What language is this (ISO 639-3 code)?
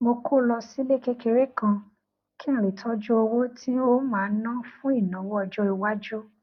yor